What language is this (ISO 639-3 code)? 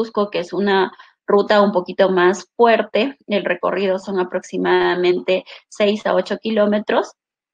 spa